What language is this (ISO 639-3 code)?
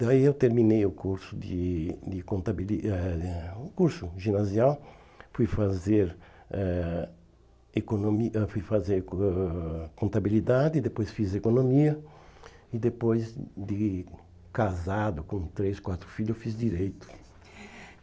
por